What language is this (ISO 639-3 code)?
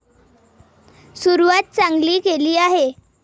mar